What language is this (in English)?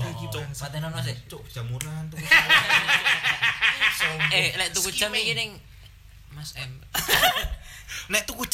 Indonesian